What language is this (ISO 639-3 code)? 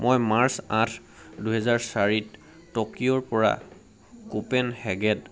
asm